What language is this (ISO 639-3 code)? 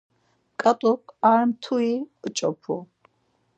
lzz